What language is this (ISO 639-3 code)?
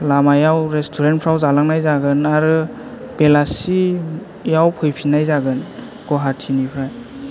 brx